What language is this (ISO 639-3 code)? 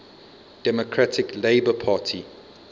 eng